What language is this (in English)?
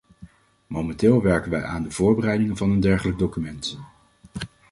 Dutch